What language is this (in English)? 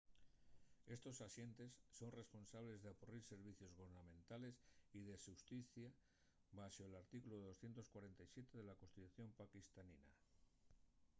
Asturian